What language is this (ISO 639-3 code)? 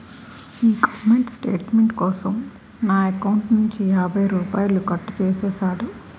tel